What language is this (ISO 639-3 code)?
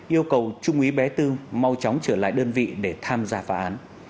vie